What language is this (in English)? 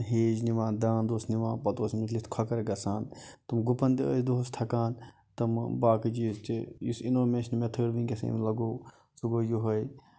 Kashmiri